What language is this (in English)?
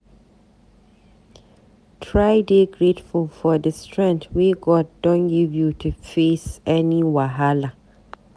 Nigerian Pidgin